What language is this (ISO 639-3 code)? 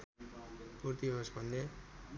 nep